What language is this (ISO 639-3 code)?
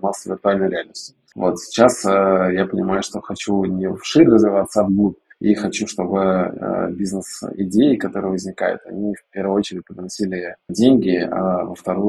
rus